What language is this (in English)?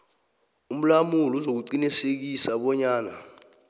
South Ndebele